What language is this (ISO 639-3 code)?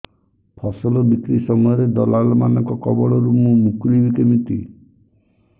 ori